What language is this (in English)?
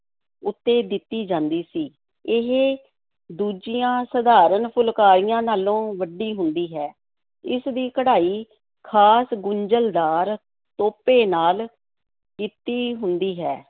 Punjabi